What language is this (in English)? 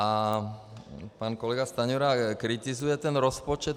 Czech